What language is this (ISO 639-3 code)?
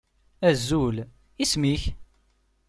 kab